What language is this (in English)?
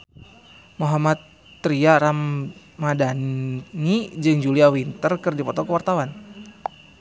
Sundanese